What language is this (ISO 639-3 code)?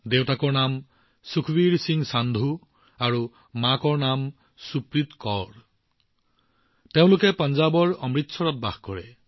asm